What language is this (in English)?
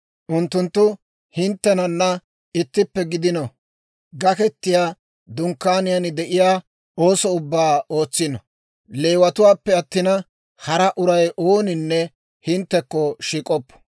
Dawro